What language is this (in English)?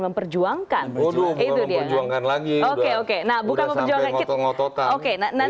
Indonesian